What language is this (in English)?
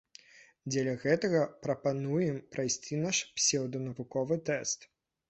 Belarusian